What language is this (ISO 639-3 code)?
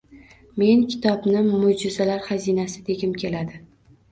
uzb